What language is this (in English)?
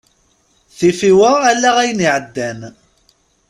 Kabyle